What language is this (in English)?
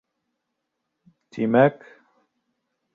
Bashkir